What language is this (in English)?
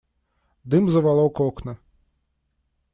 Russian